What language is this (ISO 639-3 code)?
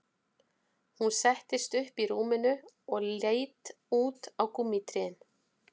isl